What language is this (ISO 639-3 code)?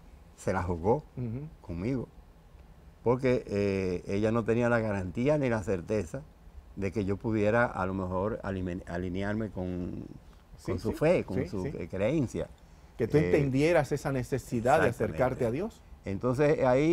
spa